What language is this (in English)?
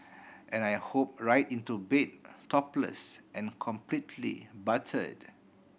English